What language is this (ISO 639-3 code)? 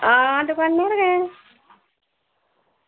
doi